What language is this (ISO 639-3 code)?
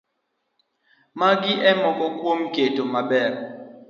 luo